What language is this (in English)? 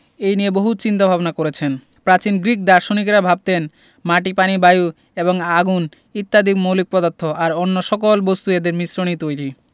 Bangla